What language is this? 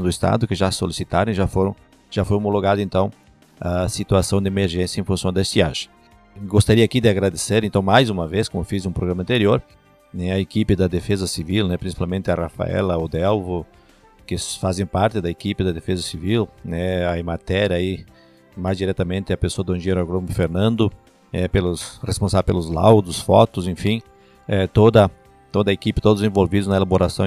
Portuguese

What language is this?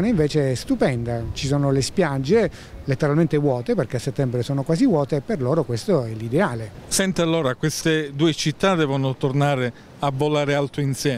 Italian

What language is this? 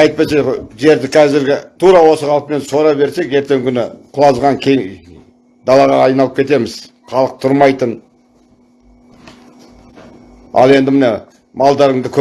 Turkish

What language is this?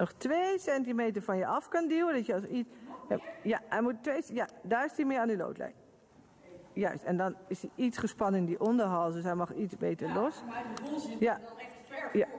Dutch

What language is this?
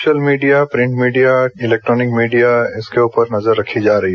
Hindi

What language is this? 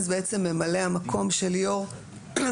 Hebrew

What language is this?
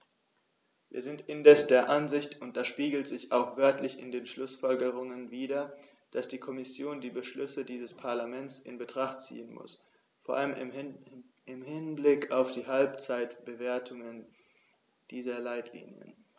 German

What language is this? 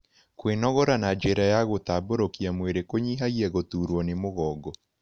Kikuyu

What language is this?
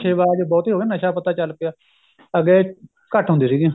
Punjabi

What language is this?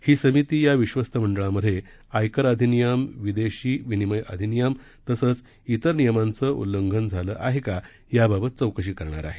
Marathi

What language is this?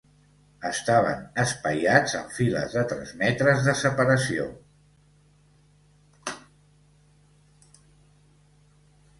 Catalan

